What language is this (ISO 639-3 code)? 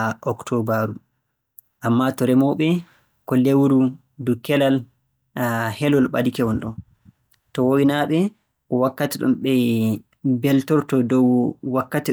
fue